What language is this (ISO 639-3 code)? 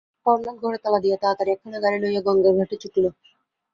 ben